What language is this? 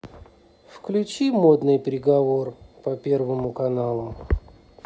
Russian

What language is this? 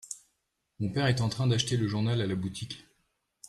French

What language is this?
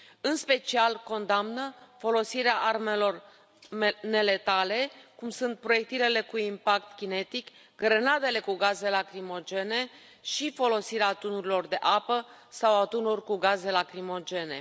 Romanian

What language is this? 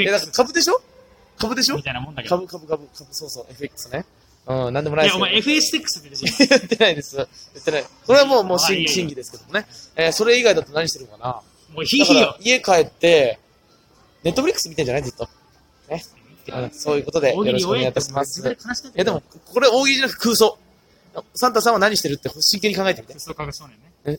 Japanese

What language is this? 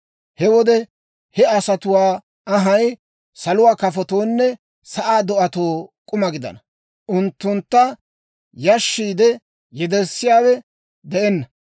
Dawro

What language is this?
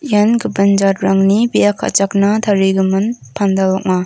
Garo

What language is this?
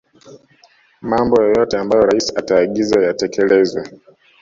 Swahili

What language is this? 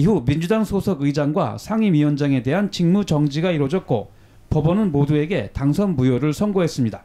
Korean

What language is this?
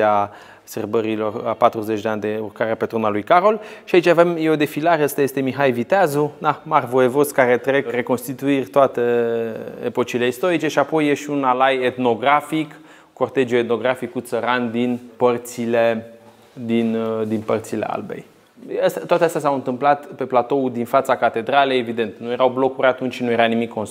Romanian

